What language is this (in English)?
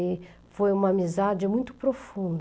Portuguese